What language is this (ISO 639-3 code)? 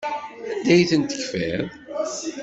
kab